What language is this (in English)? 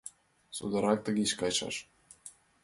Mari